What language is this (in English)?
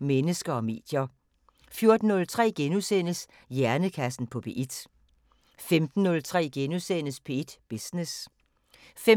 Danish